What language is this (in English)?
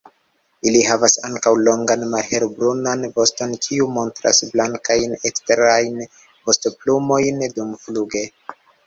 Esperanto